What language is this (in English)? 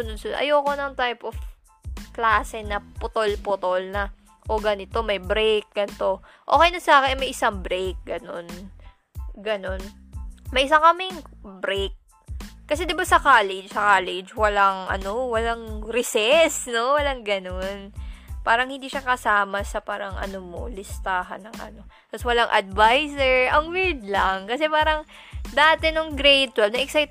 Filipino